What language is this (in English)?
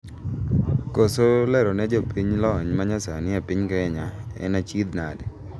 Luo (Kenya and Tanzania)